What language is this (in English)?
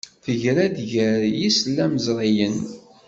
Kabyle